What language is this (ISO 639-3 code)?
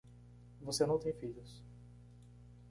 por